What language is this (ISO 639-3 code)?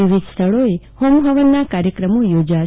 guj